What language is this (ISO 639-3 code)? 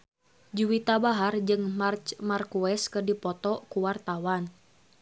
sun